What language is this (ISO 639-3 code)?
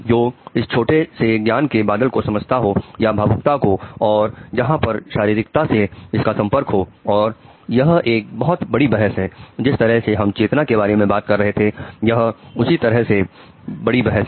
hin